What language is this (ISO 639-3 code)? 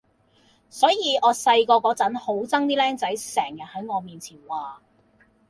yue